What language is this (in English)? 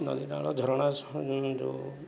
Odia